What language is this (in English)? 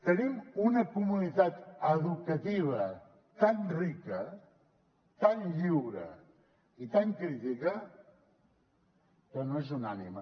Catalan